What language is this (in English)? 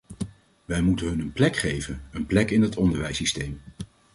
Dutch